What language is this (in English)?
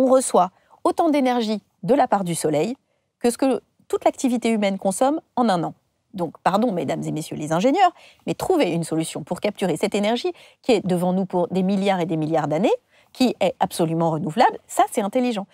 French